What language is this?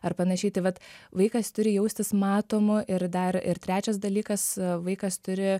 Lithuanian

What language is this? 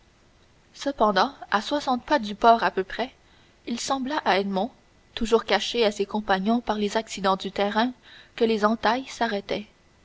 French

